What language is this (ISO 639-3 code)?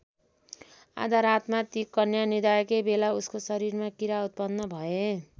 nep